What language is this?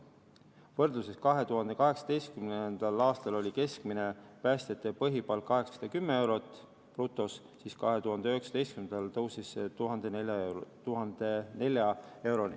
Estonian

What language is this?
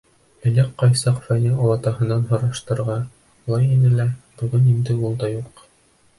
Bashkir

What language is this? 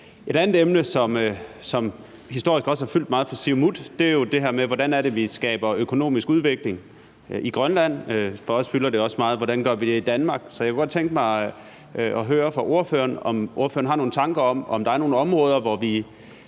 Danish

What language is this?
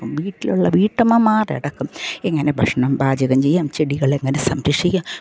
Malayalam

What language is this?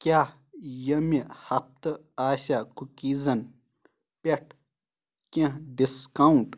Kashmiri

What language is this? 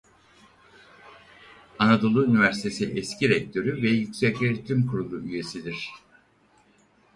Turkish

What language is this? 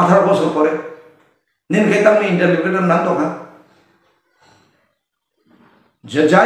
Indonesian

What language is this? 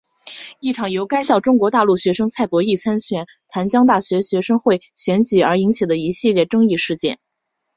Chinese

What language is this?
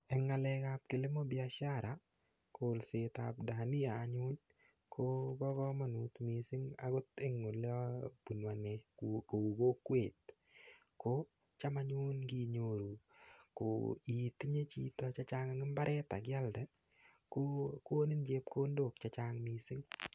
Kalenjin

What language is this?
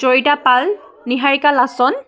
Assamese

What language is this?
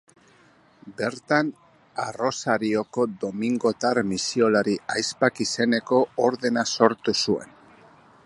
Basque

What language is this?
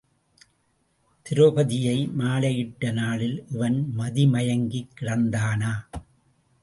Tamil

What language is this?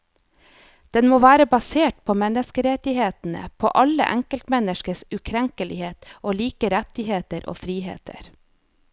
Norwegian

